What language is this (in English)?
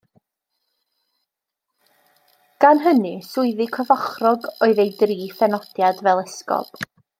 Welsh